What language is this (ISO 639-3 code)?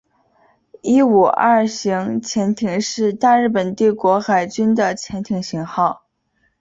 zho